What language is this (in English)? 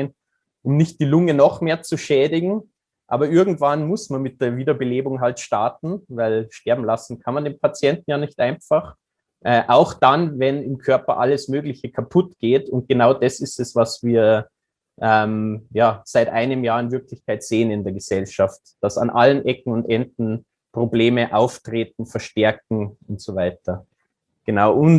German